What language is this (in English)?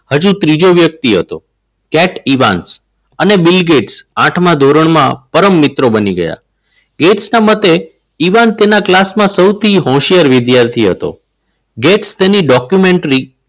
Gujarati